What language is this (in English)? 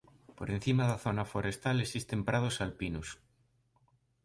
Galician